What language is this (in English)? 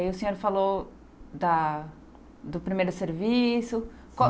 Portuguese